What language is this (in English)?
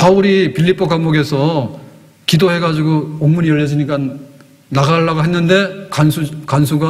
Korean